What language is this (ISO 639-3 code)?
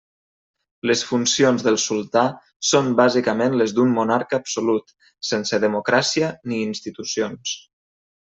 cat